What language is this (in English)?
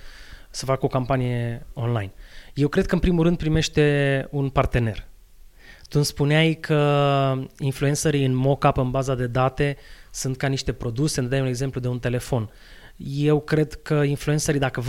Romanian